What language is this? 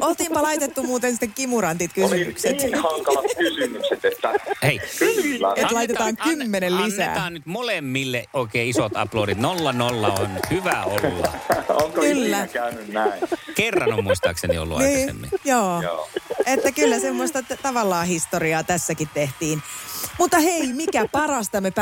Finnish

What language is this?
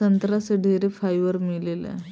Bhojpuri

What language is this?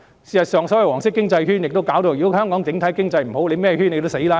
Cantonese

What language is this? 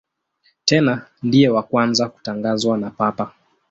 Swahili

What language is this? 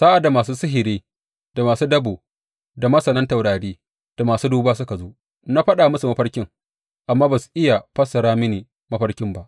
Hausa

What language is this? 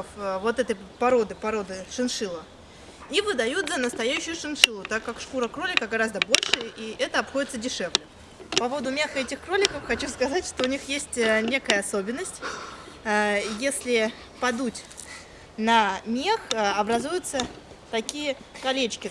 Russian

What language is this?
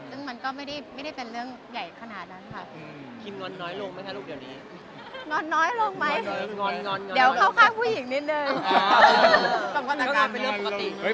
Thai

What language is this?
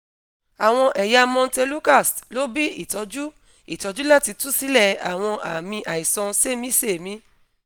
Yoruba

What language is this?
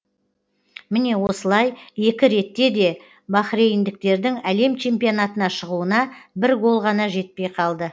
Kazakh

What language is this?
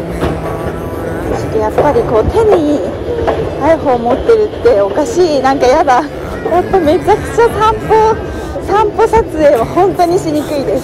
Japanese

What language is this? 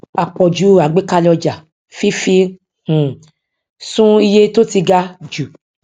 Yoruba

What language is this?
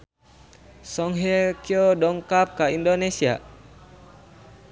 Sundanese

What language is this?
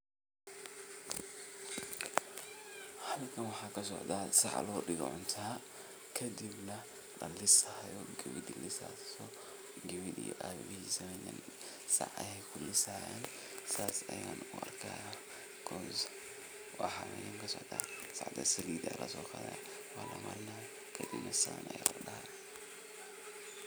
Somali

